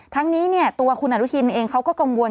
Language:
Thai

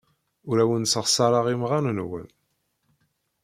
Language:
Kabyle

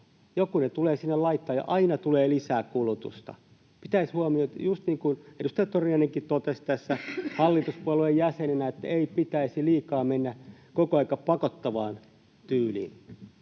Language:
Finnish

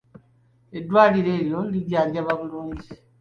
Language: Ganda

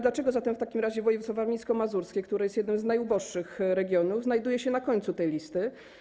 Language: Polish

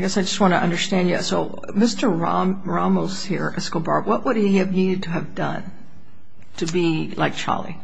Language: English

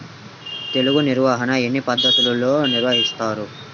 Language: Telugu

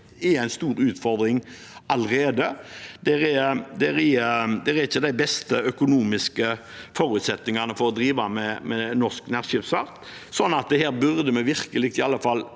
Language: Norwegian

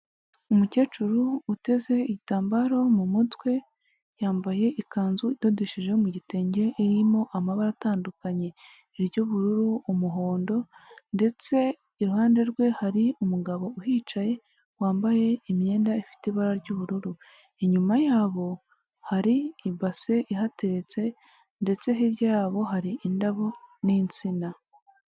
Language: Kinyarwanda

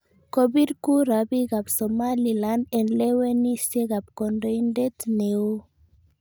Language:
Kalenjin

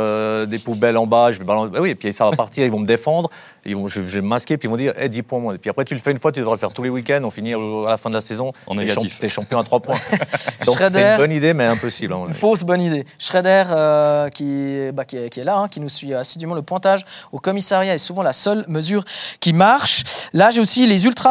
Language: French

